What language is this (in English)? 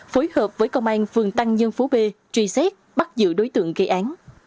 Vietnamese